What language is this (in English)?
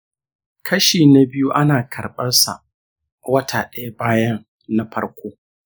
Hausa